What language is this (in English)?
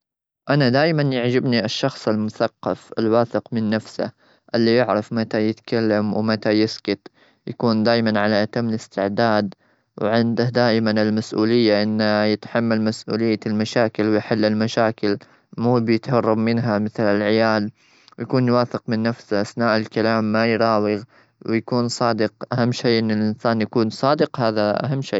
Gulf Arabic